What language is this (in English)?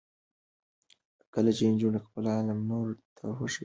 Pashto